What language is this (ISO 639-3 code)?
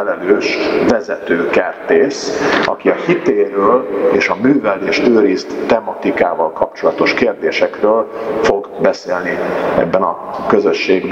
hun